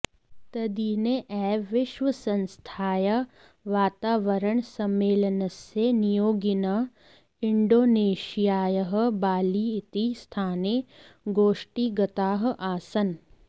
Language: Sanskrit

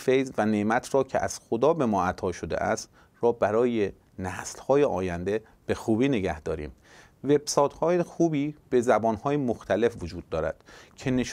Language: Persian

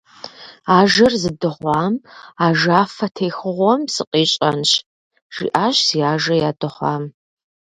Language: Kabardian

